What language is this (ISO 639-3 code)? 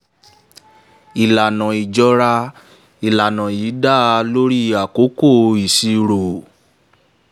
yor